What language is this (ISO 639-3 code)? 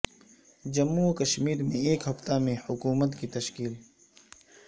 urd